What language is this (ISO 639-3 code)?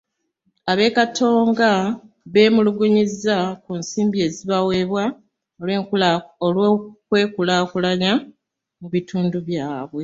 lug